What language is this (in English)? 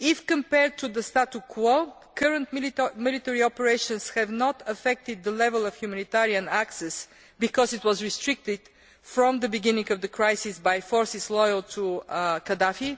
English